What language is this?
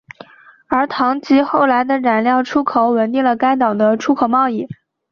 Chinese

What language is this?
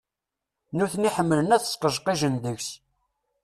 Kabyle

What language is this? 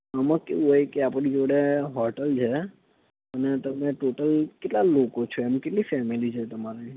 Gujarati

